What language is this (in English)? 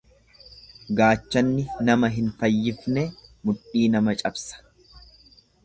Oromo